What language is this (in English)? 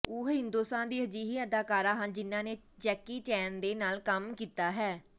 Punjabi